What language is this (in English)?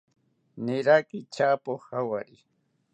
South Ucayali Ashéninka